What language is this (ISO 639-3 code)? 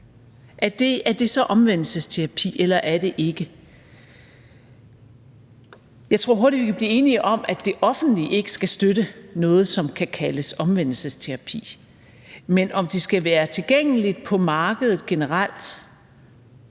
dan